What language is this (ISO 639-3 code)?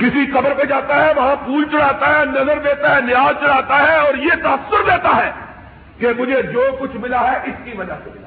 urd